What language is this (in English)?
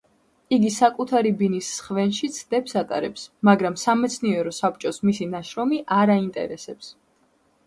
Georgian